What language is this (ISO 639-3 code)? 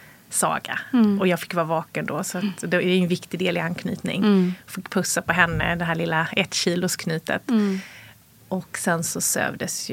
swe